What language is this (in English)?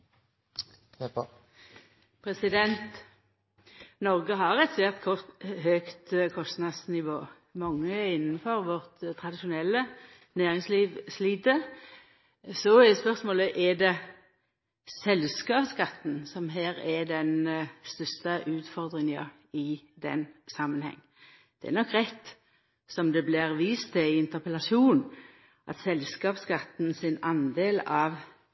Norwegian Nynorsk